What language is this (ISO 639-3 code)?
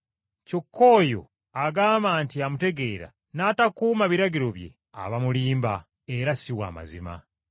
lug